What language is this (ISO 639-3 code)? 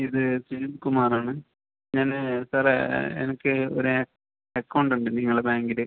mal